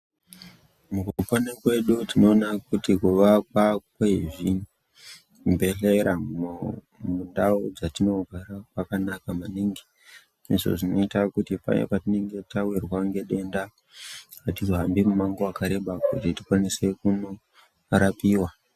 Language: Ndau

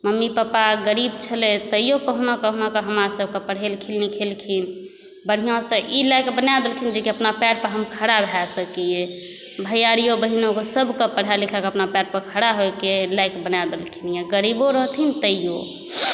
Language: Maithili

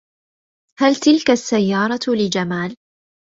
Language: Arabic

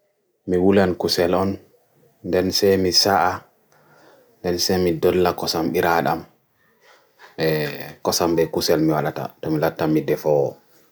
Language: Bagirmi Fulfulde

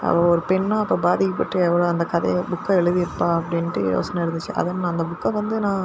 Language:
Tamil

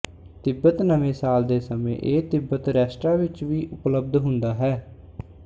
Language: Punjabi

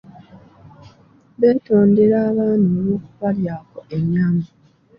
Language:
Ganda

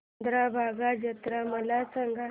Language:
Marathi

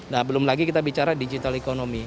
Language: Indonesian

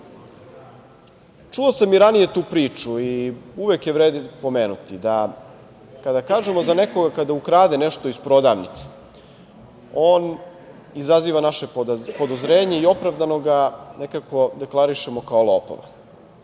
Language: Serbian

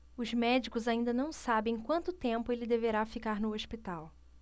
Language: Portuguese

